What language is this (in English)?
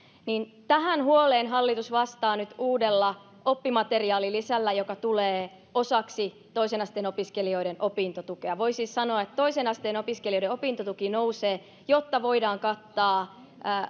Finnish